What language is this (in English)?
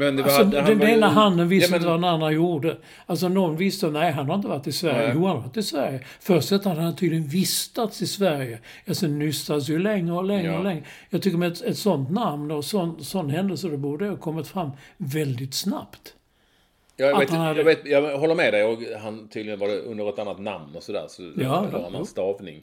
Swedish